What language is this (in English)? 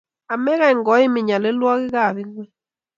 Kalenjin